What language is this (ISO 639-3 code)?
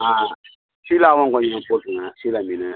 tam